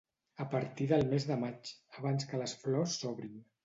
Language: Catalan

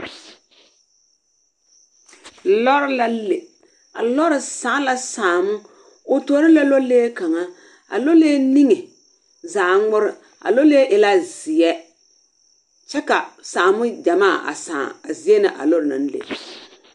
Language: Southern Dagaare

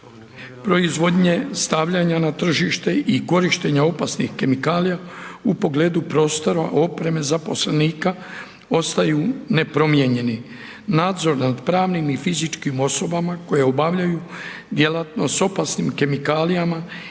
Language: Croatian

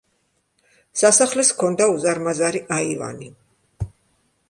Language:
Georgian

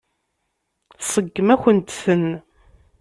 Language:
Kabyle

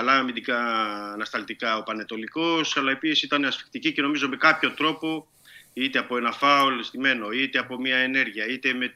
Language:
Greek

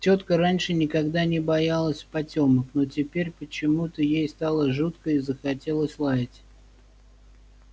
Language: Russian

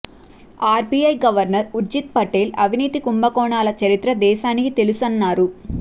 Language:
Telugu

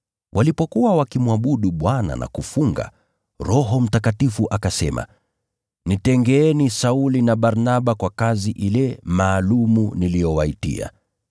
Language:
Swahili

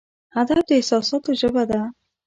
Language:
Pashto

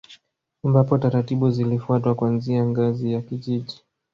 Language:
Swahili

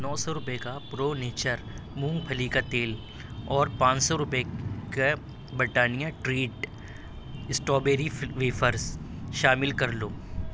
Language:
Urdu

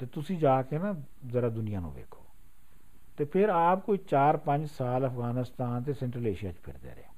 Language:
Punjabi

